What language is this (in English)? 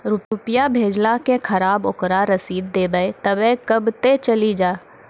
Maithili